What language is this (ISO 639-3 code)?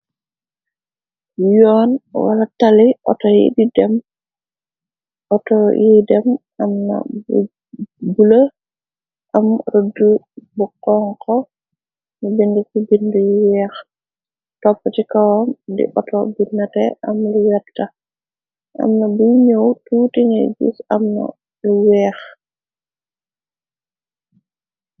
wol